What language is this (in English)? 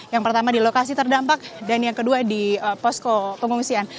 Indonesian